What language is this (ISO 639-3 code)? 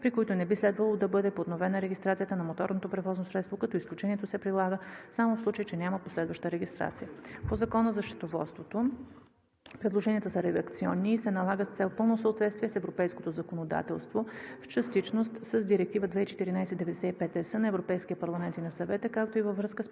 bul